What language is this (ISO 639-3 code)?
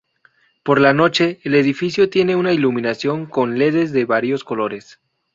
spa